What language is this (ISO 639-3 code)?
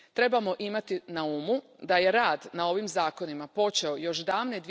hrv